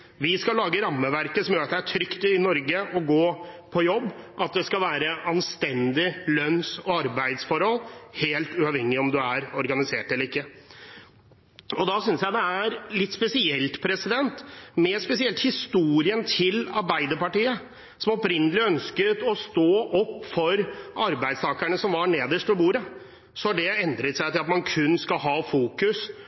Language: Norwegian Bokmål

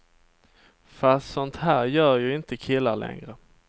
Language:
Swedish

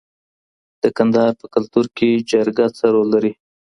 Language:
Pashto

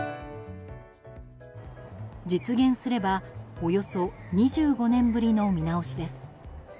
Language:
Japanese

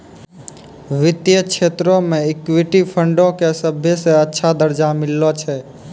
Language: Maithili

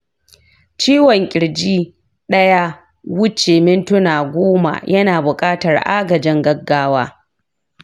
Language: Hausa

